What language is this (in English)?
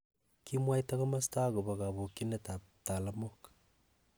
Kalenjin